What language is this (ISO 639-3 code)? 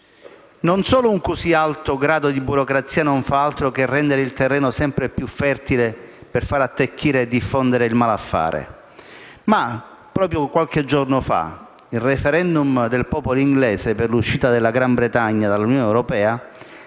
ita